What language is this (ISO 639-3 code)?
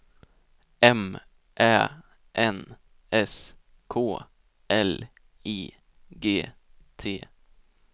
swe